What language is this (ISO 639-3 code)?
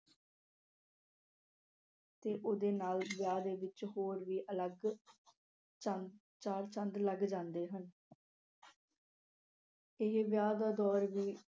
pan